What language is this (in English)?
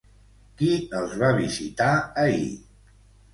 Catalan